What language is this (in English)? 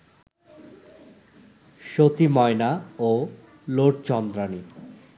Bangla